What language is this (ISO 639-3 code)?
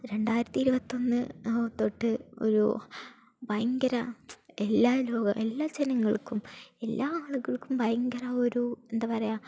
mal